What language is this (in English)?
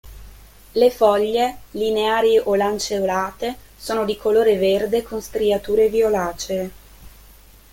Italian